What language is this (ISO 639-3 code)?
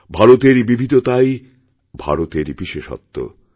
ben